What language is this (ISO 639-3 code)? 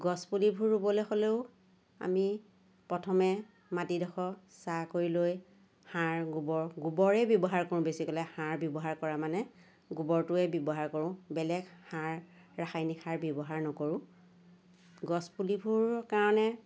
asm